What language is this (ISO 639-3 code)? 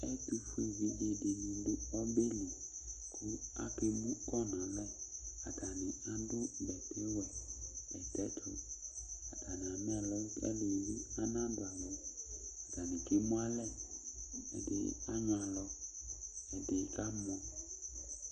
kpo